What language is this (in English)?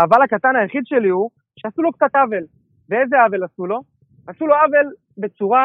Hebrew